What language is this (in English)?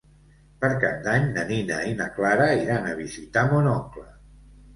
Catalan